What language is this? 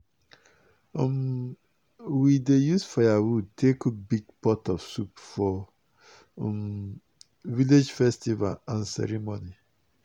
Nigerian Pidgin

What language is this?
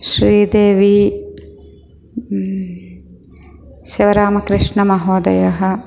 Sanskrit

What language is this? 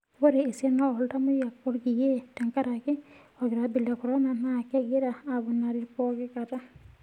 Masai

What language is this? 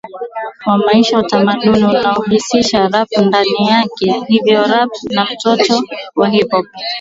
Swahili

